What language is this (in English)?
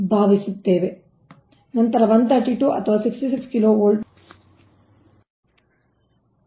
Kannada